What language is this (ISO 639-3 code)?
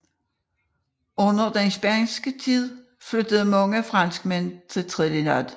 dan